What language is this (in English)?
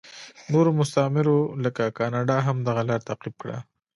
Pashto